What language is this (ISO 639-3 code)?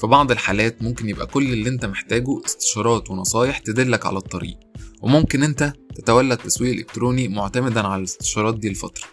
ara